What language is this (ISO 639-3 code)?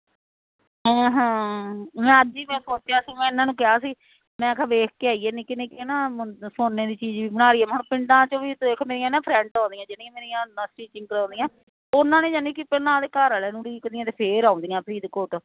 pan